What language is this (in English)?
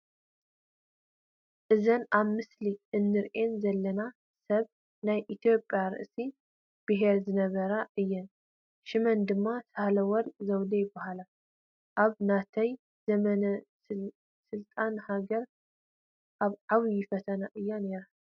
Tigrinya